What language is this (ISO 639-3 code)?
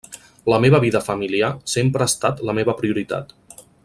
cat